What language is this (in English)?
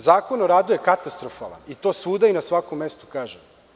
Serbian